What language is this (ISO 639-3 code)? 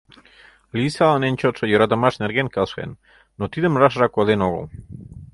chm